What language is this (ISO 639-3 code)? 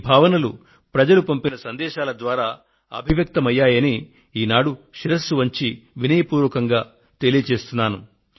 tel